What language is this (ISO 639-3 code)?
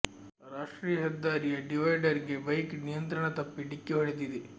kan